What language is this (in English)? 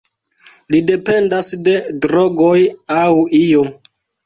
Esperanto